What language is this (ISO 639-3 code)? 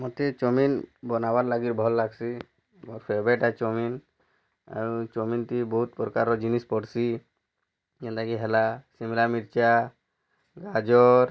ori